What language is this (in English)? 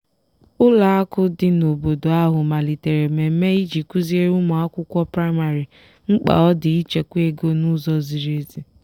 Igbo